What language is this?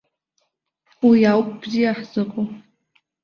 Abkhazian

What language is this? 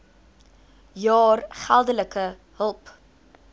Afrikaans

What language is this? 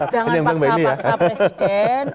Indonesian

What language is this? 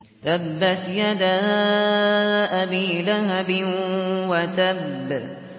Arabic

